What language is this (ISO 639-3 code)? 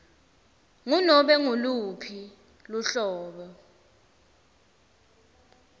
ssw